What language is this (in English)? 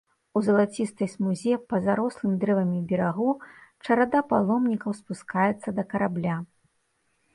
Belarusian